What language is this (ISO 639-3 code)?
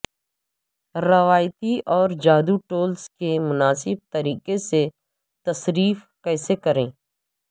urd